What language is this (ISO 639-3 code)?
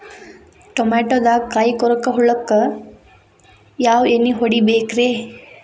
kan